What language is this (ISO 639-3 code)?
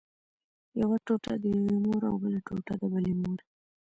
pus